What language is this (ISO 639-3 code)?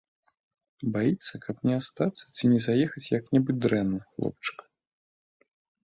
bel